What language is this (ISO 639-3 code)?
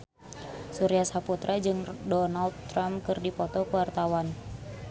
sun